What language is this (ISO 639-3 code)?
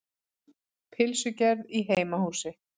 isl